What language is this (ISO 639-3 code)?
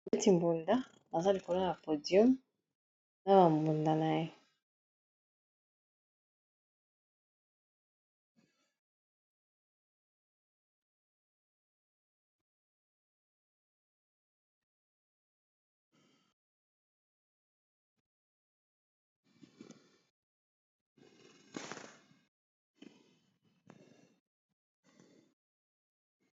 lin